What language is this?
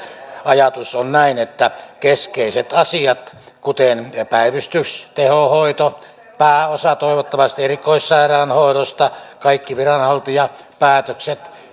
Finnish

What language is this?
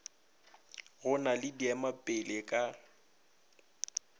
Northern Sotho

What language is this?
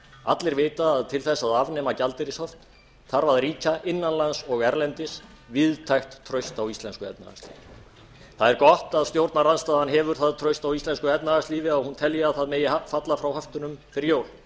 Icelandic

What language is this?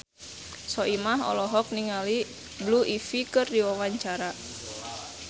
Sundanese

